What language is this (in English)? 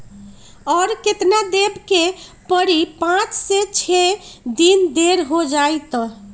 Magahi